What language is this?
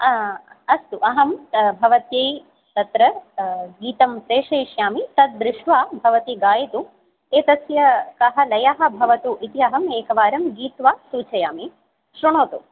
Sanskrit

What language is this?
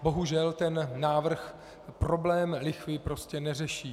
Czech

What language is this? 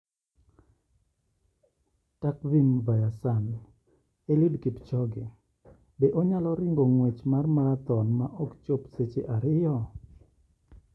Luo (Kenya and Tanzania)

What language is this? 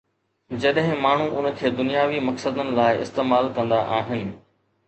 Sindhi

